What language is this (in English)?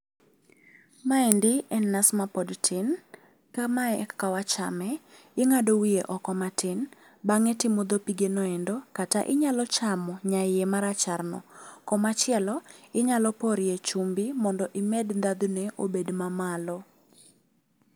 Luo (Kenya and Tanzania)